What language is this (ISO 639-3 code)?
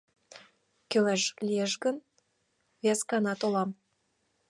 chm